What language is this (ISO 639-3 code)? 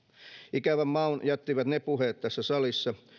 fin